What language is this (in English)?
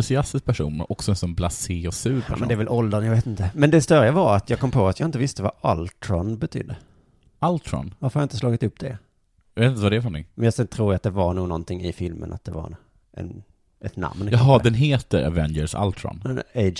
Swedish